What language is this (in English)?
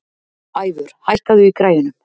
Icelandic